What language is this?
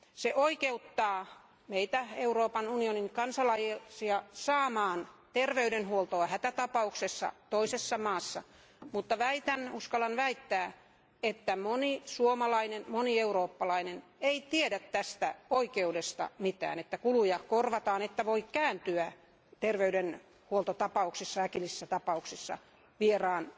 Finnish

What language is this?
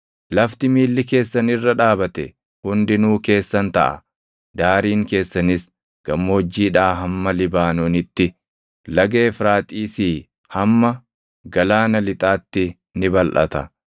Oromo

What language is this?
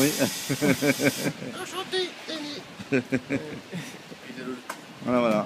French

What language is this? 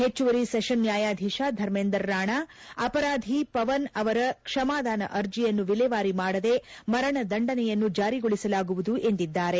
Kannada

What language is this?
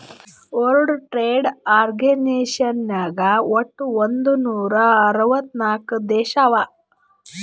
Kannada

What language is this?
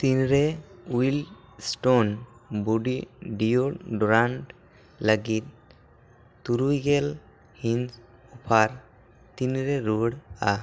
Santali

